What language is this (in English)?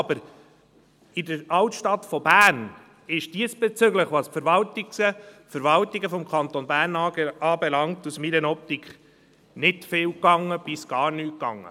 Swiss German